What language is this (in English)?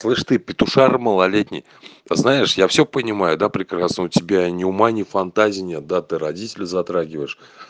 Russian